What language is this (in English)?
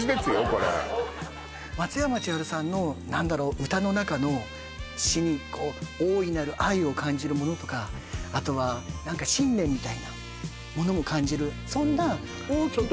Japanese